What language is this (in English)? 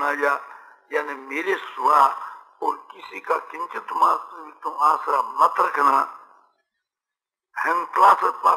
Hindi